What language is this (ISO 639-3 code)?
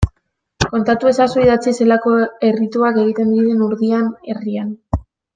eus